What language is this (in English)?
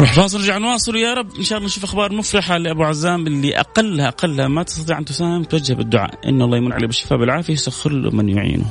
Arabic